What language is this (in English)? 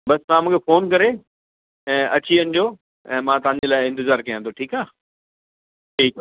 Sindhi